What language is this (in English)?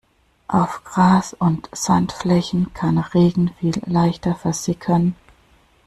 German